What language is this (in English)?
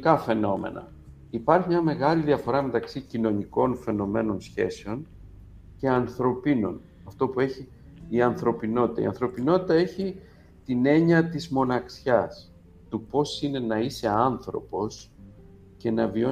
Greek